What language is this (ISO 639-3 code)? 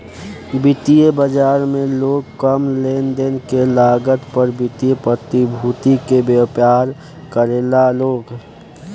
bho